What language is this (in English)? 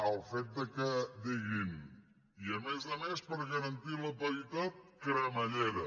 Catalan